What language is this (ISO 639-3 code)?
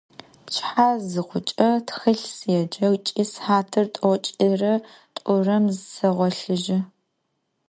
ady